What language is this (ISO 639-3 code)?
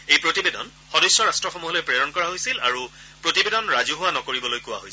asm